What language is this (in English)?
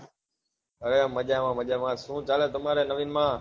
Gujarati